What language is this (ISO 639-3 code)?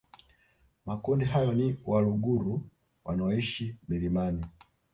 swa